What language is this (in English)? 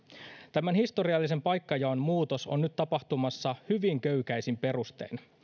Finnish